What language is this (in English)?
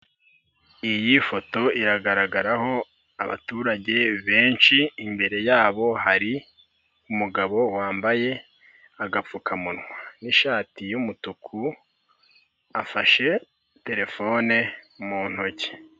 Kinyarwanda